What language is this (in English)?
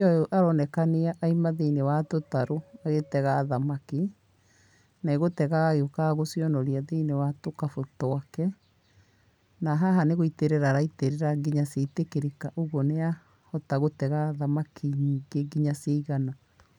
Kikuyu